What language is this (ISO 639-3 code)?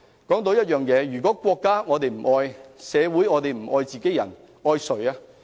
yue